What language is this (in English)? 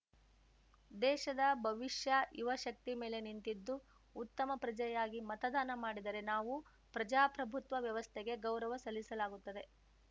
Kannada